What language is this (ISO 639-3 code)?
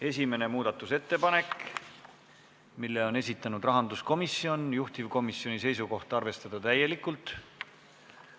est